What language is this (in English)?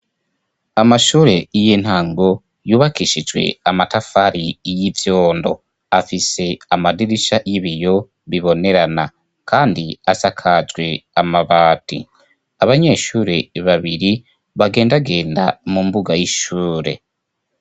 Rundi